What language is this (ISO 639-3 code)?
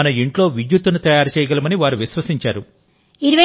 tel